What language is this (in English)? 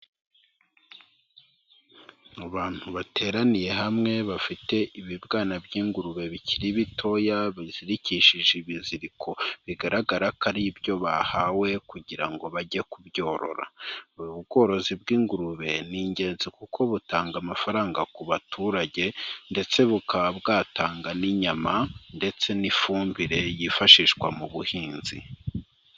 Kinyarwanda